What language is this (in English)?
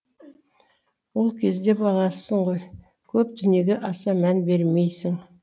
Kazakh